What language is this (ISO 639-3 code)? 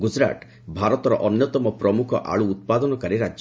ori